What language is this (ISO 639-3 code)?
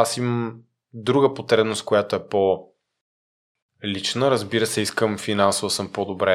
bul